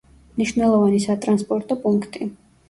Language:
Georgian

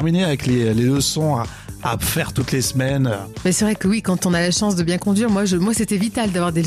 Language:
French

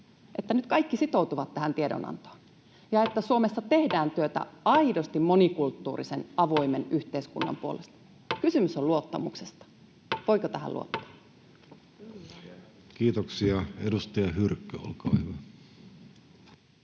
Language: Finnish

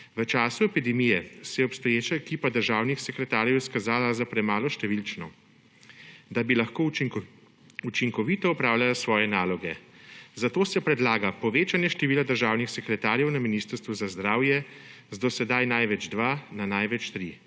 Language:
Slovenian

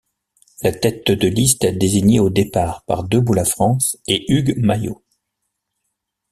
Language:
French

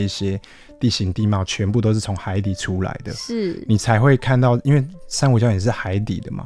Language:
Chinese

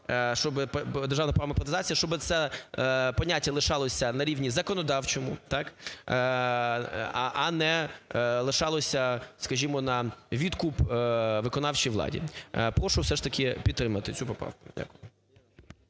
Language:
Ukrainian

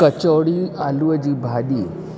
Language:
Sindhi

